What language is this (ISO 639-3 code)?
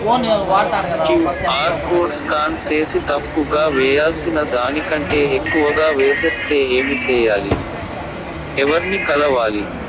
tel